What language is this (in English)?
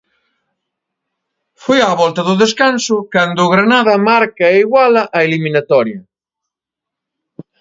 Galician